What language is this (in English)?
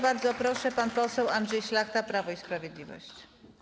Polish